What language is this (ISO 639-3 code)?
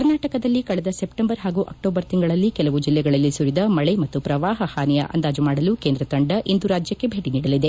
kan